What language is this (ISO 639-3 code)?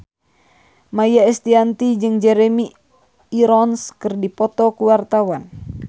sun